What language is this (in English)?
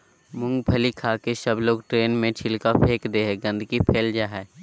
Magahi